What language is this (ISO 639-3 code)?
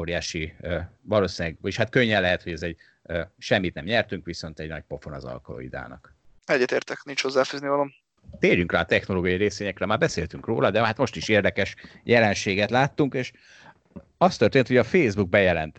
hun